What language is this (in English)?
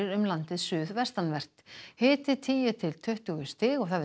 Icelandic